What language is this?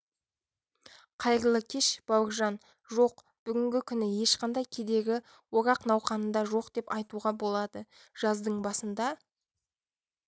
Kazakh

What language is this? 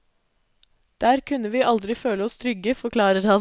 Norwegian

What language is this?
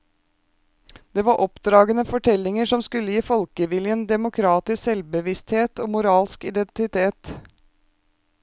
Norwegian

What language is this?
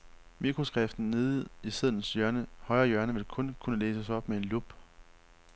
Danish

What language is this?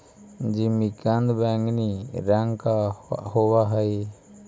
Magahi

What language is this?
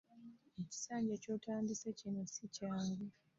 Ganda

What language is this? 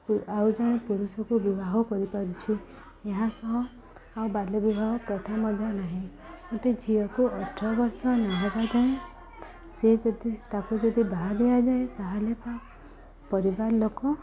Odia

